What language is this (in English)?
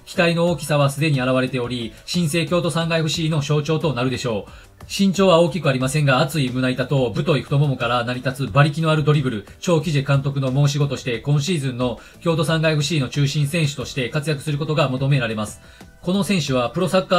Japanese